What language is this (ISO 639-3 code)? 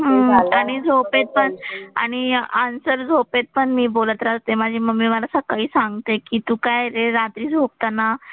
mar